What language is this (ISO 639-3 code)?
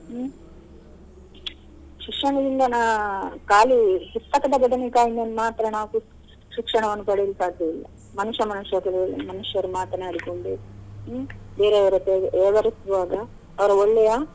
kan